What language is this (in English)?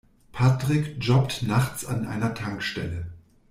German